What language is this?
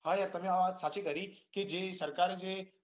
Gujarati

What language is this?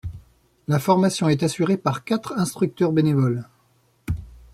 French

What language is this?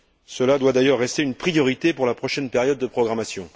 French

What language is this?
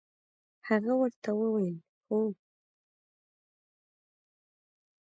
Pashto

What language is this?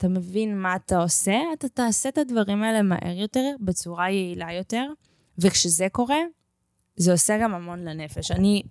Hebrew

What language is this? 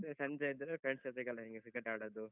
Kannada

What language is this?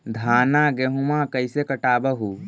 Magahi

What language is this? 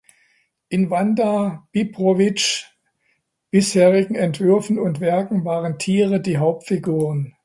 German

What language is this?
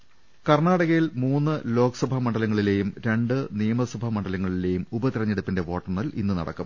Malayalam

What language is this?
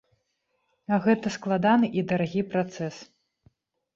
Belarusian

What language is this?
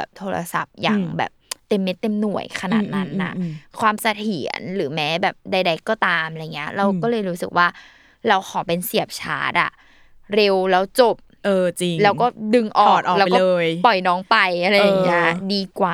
Thai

